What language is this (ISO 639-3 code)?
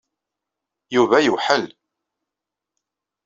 kab